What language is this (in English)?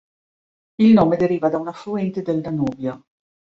Italian